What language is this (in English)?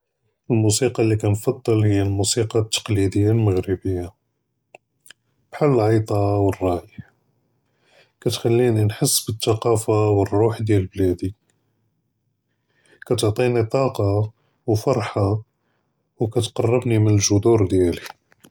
Judeo-Arabic